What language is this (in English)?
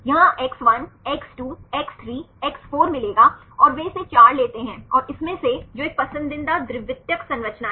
Hindi